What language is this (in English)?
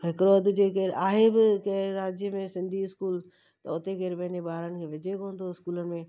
Sindhi